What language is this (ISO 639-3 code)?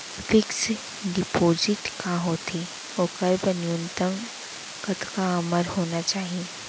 hne